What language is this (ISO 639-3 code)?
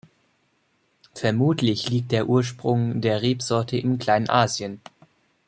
deu